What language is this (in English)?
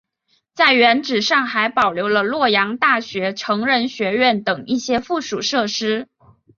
Chinese